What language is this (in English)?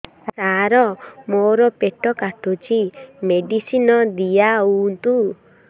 Odia